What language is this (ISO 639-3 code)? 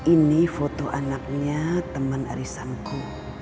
ind